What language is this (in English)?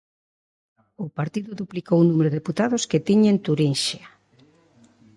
Galician